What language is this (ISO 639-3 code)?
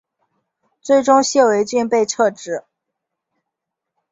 zho